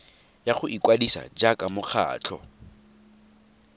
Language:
Tswana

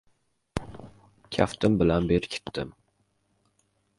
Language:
Uzbek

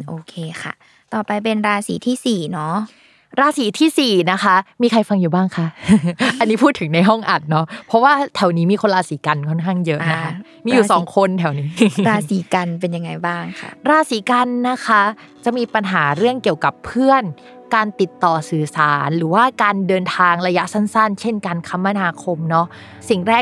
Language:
Thai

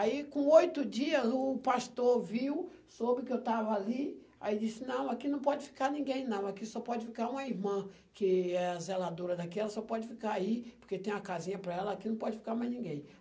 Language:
Portuguese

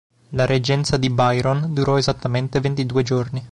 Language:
Italian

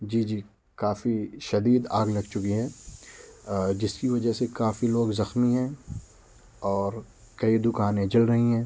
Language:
Urdu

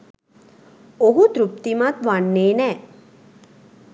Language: Sinhala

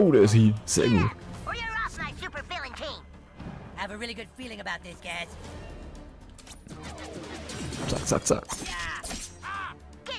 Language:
German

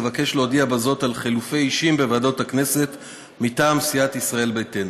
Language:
Hebrew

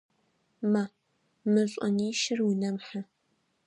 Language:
Adyghe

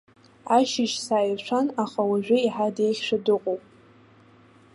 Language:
Abkhazian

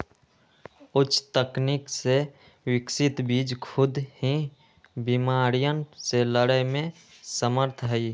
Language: Magahi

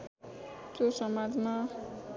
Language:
Nepali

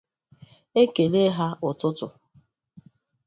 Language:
Igbo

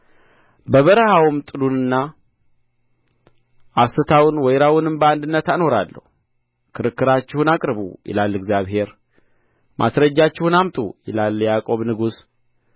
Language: Amharic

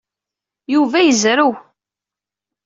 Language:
Kabyle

